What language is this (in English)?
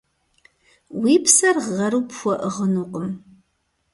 Kabardian